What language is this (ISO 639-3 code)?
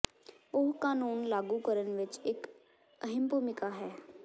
pan